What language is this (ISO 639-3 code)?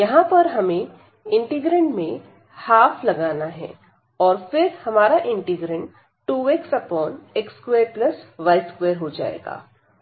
hin